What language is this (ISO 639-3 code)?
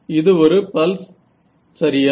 tam